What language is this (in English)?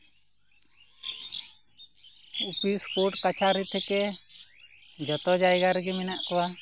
Santali